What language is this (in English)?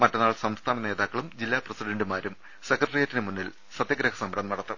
Malayalam